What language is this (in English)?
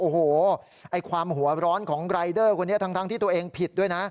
Thai